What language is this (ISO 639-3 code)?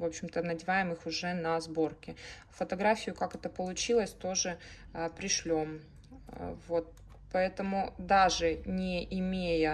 rus